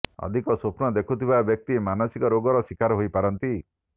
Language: Odia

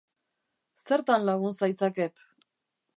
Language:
Basque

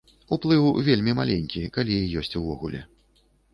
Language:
Belarusian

